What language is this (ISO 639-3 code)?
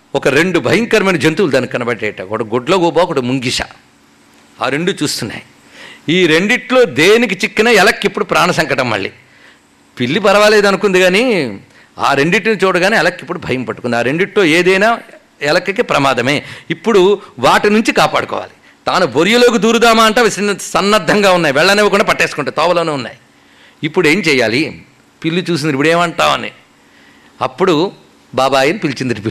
tel